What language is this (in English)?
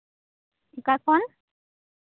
Santali